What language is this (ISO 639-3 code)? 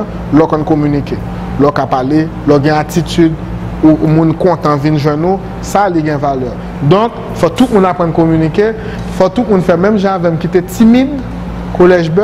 fra